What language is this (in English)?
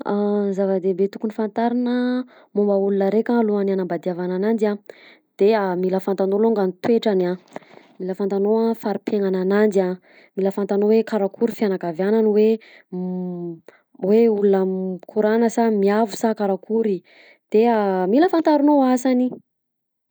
Southern Betsimisaraka Malagasy